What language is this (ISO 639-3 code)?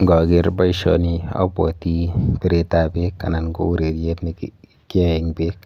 kln